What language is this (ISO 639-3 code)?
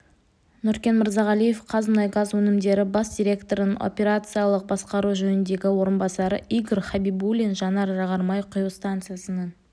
kaz